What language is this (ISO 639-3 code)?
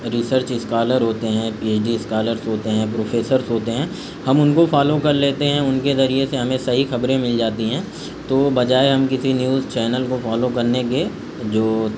urd